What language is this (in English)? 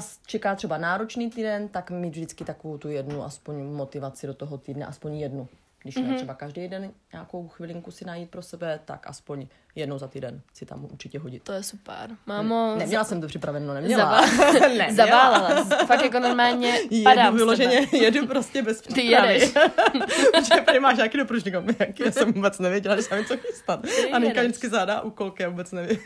Czech